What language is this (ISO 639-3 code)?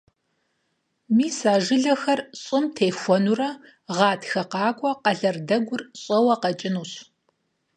kbd